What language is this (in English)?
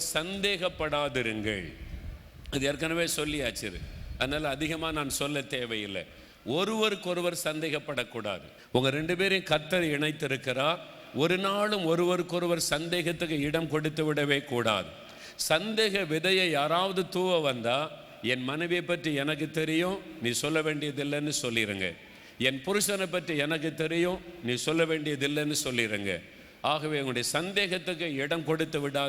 Tamil